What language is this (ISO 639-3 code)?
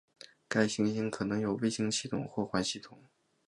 zho